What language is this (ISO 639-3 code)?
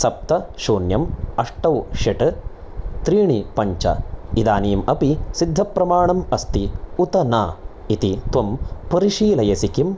san